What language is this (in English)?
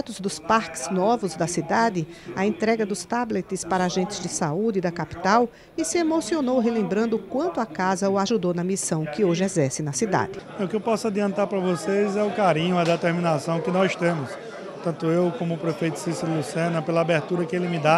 Portuguese